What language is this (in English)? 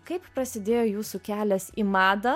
Lithuanian